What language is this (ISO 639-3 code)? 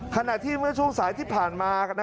tha